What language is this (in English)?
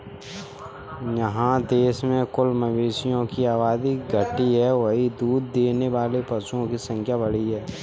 Hindi